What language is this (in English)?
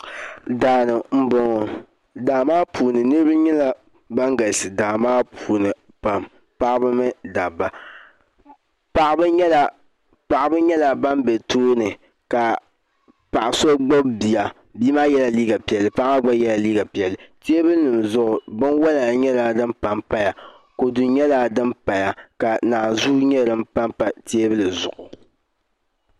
Dagbani